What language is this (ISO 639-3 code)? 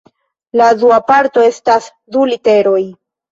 epo